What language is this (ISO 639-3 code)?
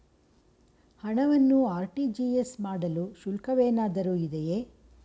kan